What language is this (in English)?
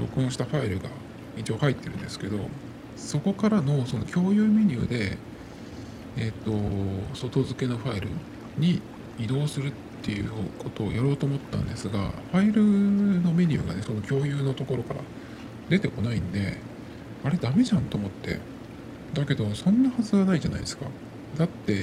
Japanese